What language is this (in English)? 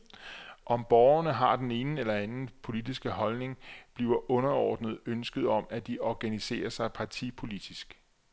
Danish